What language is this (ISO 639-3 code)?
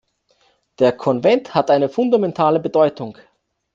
deu